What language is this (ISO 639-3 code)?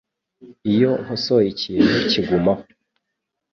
kin